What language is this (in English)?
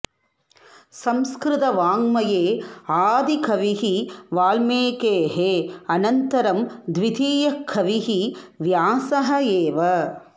Sanskrit